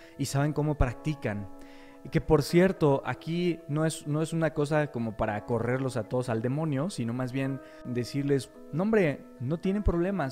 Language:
Spanish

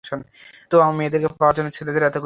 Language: Bangla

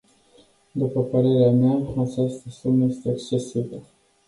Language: Romanian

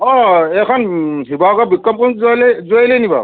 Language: Assamese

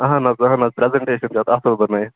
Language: Kashmiri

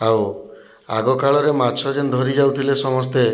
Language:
Odia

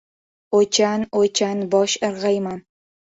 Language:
Uzbek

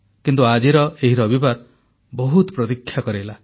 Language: Odia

